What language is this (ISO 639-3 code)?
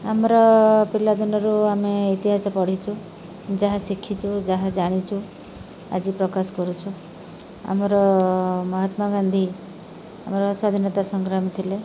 ori